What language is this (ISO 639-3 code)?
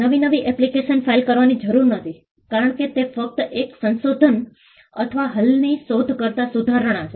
guj